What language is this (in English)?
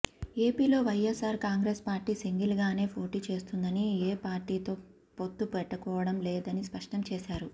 Telugu